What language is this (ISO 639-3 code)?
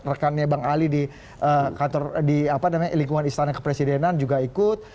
ind